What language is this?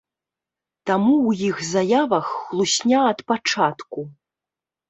Belarusian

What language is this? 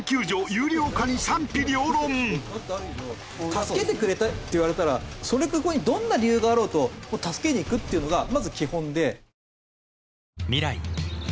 Japanese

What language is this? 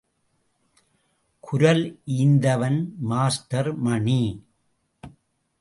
Tamil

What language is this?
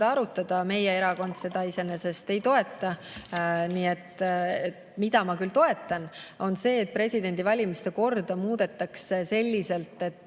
Estonian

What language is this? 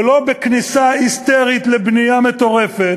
Hebrew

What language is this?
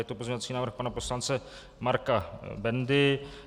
Czech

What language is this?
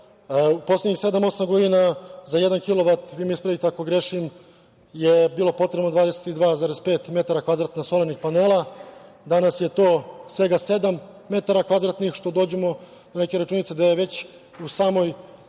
Serbian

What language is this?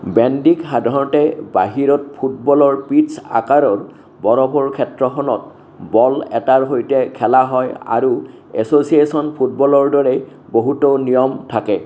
Assamese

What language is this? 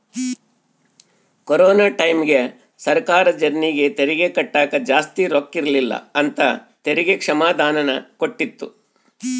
Kannada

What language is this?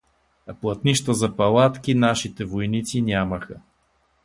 Bulgarian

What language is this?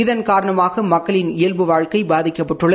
Tamil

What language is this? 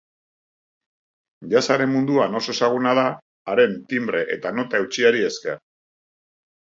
Basque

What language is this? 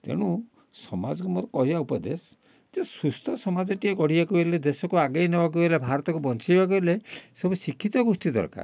Odia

